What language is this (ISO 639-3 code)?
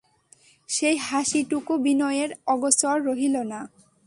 ben